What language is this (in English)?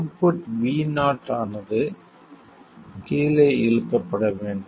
Tamil